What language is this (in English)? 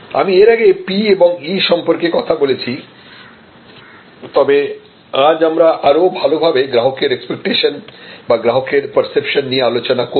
Bangla